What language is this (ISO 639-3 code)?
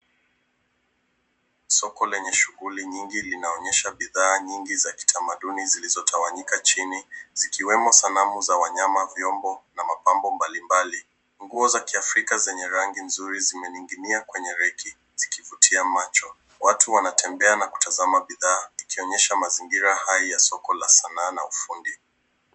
swa